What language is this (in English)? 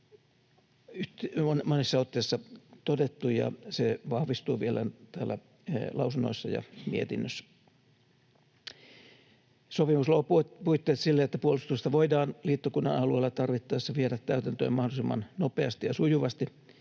Finnish